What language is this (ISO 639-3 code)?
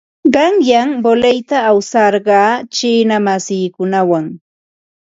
qva